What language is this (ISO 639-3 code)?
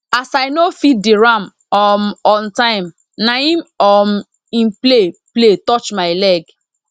pcm